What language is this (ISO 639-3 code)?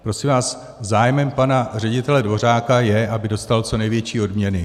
ces